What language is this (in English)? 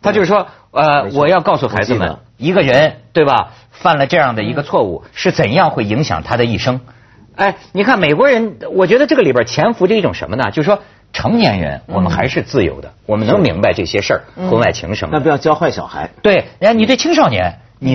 Chinese